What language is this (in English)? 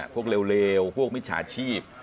Thai